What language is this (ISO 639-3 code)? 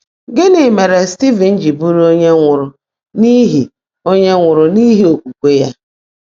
ibo